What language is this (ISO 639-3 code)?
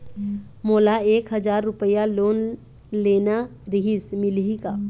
hne